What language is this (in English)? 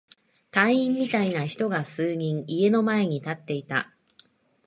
Japanese